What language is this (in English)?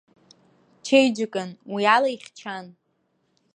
Abkhazian